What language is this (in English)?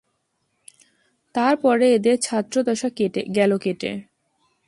Bangla